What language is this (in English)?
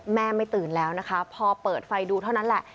Thai